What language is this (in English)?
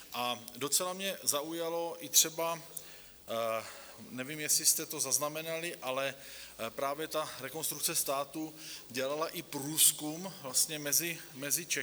Czech